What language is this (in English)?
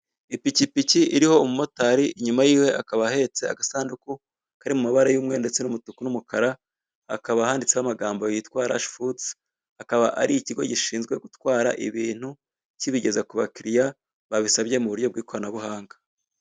Kinyarwanda